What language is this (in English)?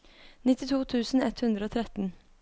Norwegian